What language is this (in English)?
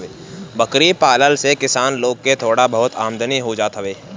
Bhojpuri